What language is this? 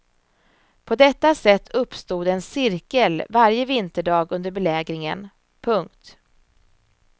Swedish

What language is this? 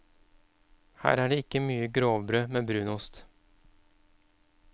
Norwegian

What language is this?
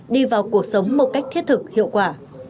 Vietnamese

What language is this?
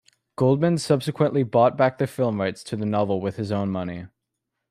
English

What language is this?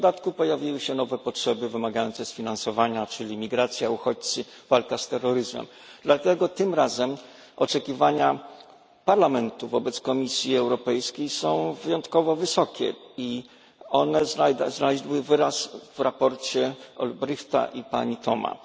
Polish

